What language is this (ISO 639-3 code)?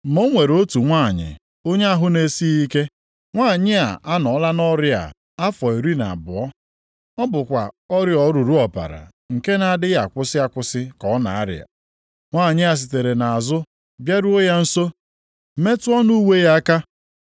ibo